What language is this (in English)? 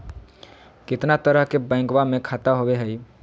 Magahi